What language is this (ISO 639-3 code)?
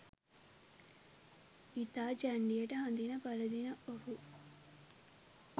sin